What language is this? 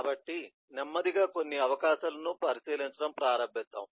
Telugu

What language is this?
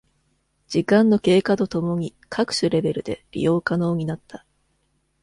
Japanese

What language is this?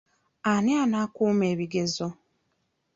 Ganda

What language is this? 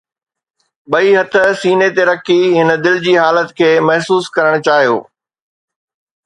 Sindhi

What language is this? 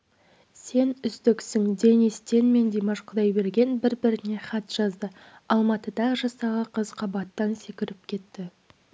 Kazakh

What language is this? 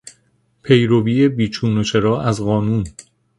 Persian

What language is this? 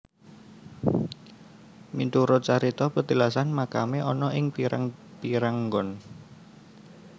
Javanese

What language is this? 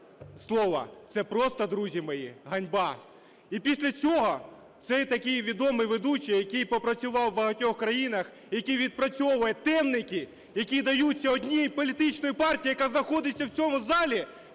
Ukrainian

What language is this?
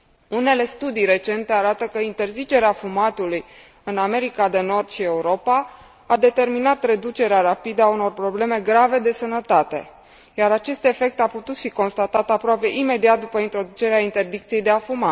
Romanian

